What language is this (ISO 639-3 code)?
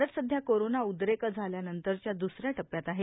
mar